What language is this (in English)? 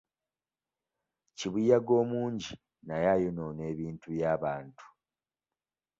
Ganda